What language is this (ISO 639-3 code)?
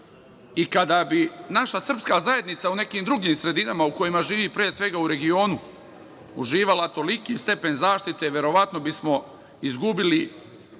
srp